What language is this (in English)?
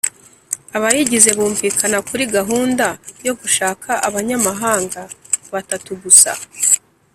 Kinyarwanda